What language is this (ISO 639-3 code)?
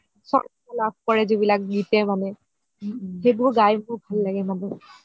asm